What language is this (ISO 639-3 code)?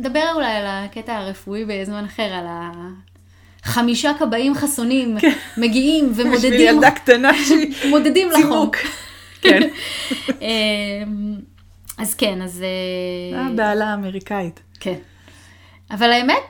heb